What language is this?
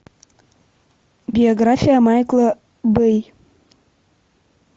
Russian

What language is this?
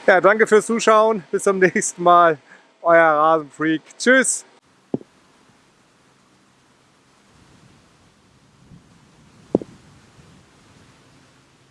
German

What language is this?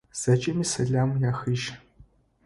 Adyghe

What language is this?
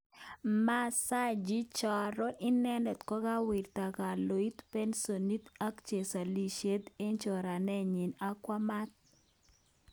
Kalenjin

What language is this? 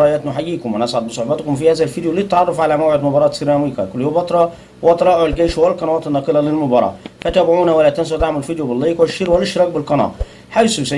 Arabic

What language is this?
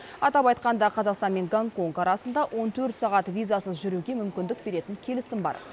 Kazakh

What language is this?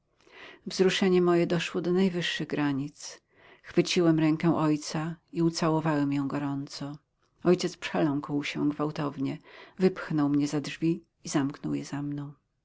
Polish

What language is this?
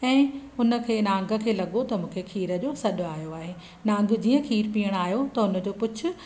Sindhi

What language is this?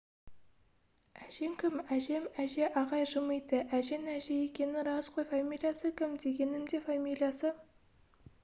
Kazakh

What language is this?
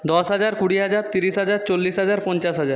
Bangla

